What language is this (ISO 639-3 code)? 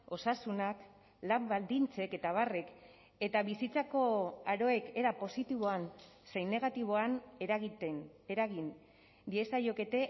eus